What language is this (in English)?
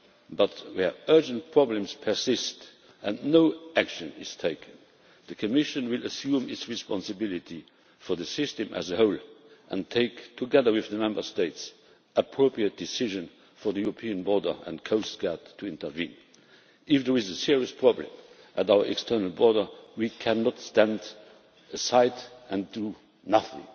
English